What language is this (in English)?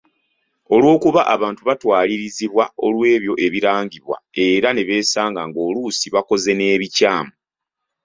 Ganda